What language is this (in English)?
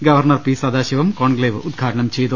Malayalam